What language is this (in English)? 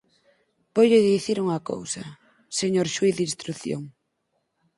Galician